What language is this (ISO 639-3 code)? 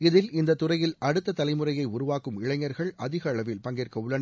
tam